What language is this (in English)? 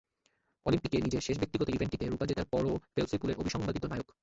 Bangla